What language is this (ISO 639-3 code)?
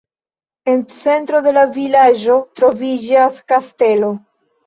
epo